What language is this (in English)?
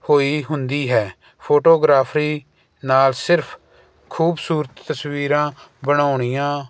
Punjabi